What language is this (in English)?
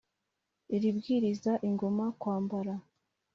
Kinyarwanda